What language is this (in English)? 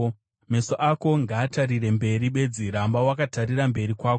Shona